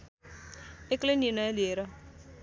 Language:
Nepali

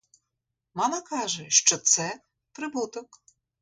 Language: Ukrainian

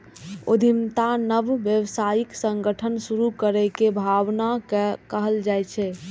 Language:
Maithili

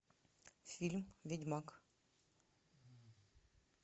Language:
Russian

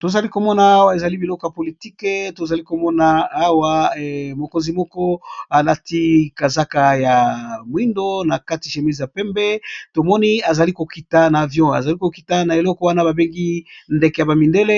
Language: Lingala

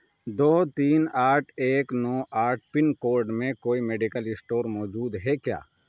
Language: Urdu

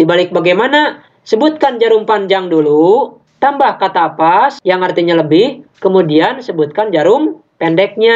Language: Indonesian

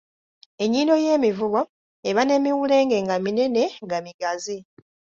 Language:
Ganda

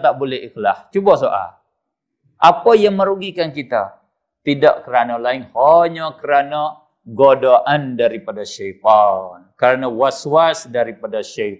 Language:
Malay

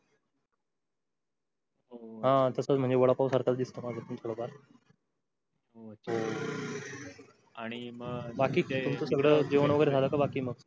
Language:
Marathi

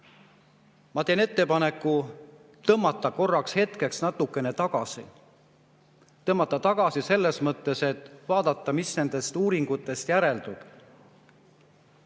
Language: Estonian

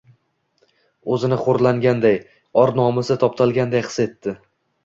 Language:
Uzbek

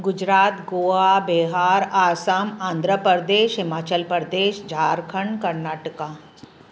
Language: Sindhi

